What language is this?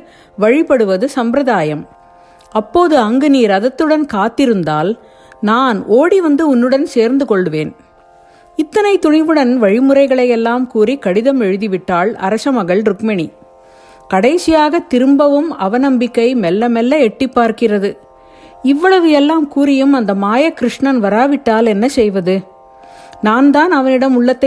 Tamil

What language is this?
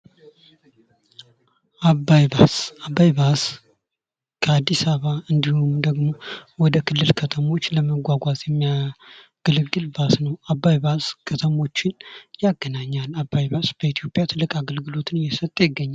Amharic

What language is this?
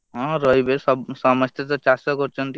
Odia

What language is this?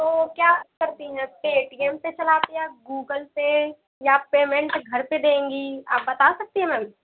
Hindi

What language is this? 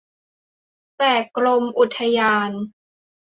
Thai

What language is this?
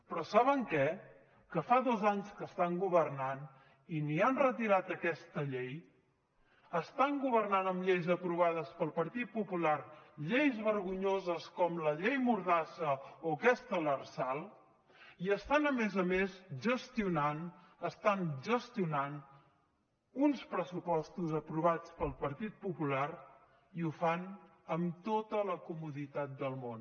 Catalan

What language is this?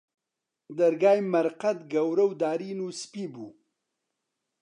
Central Kurdish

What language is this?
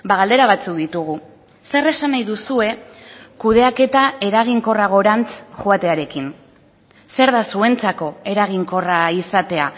Basque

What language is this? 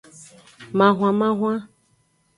Aja (Benin)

